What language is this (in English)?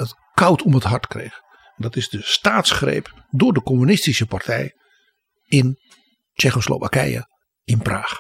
Dutch